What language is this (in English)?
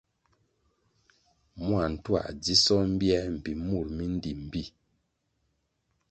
Kwasio